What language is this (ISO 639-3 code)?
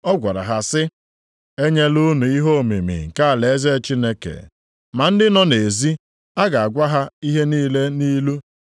ibo